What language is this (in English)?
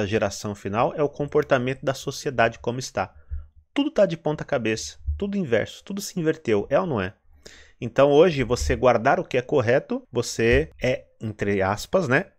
Portuguese